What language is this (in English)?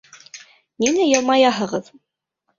Bashkir